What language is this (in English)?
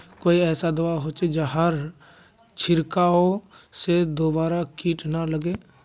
Magahi